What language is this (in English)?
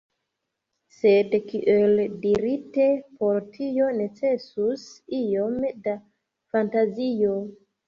Esperanto